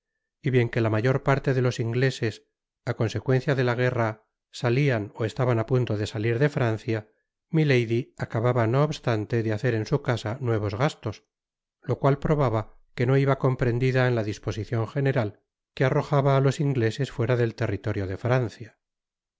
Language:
Spanish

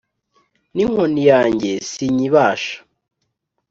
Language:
Kinyarwanda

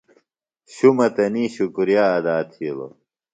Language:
Phalura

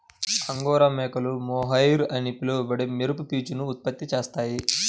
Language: Telugu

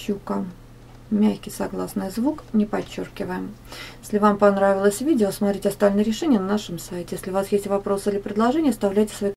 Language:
Russian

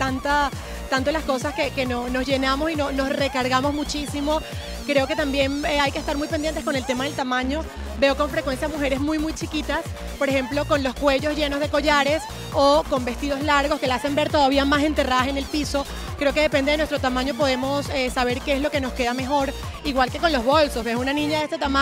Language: Spanish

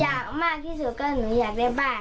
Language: Thai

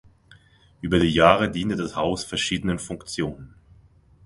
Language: German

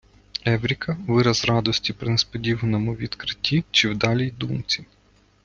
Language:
Ukrainian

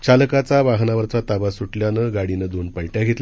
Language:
Marathi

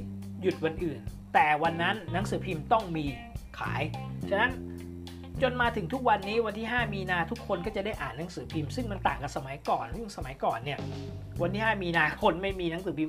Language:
Thai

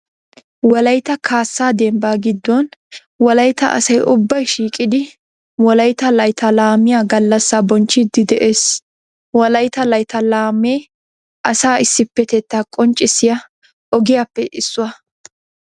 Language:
Wolaytta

